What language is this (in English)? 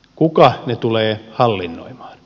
Finnish